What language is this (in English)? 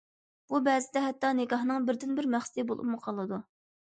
Uyghur